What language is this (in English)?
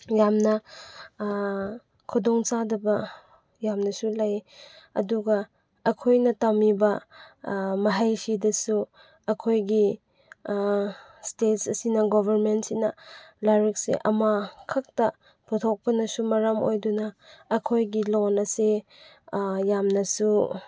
Manipuri